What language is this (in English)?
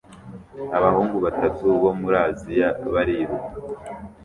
Kinyarwanda